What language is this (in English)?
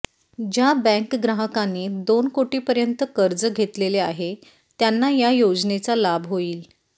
Marathi